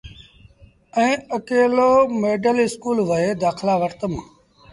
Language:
Sindhi Bhil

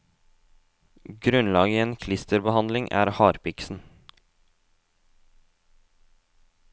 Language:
Norwegian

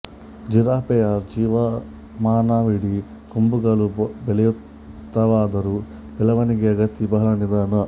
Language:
Kannada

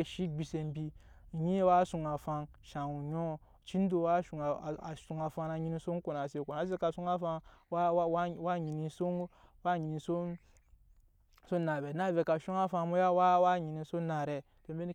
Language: Nyankpa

